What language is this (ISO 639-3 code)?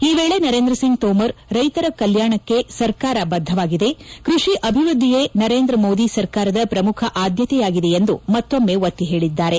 kan